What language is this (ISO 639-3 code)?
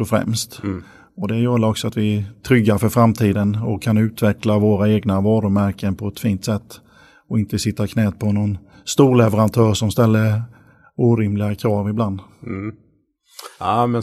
swe